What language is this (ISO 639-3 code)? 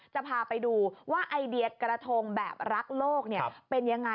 tha